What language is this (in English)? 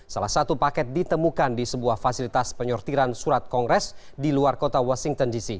Indonesian